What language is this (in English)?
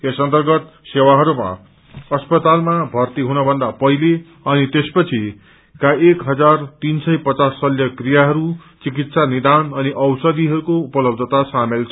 Nepali